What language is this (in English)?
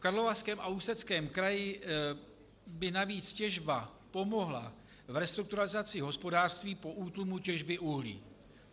Czech